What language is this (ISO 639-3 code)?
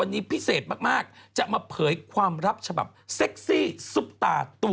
tha